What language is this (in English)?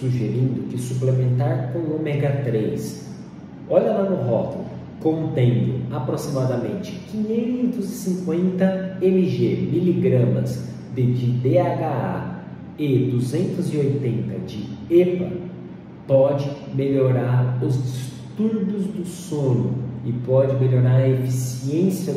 Portuguese